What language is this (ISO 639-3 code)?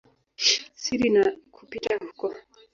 swa